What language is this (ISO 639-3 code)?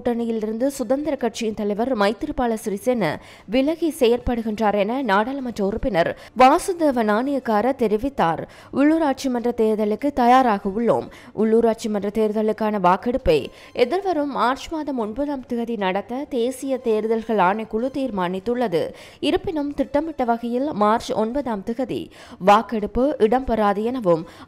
ron